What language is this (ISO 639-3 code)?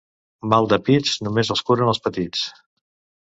cat